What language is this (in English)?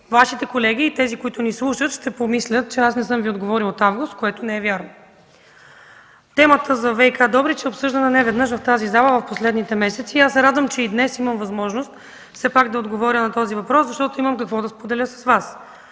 Bulgarian